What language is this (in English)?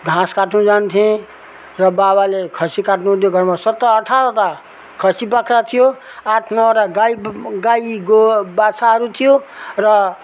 Nepali